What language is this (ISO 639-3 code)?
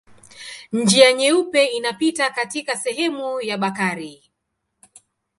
swa